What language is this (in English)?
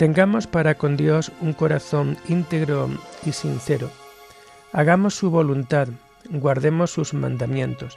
Spanish